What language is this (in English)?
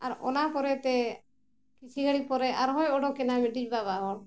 Santali